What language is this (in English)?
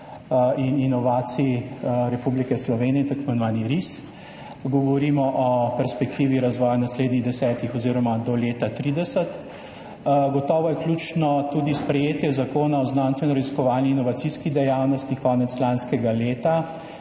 Slovenian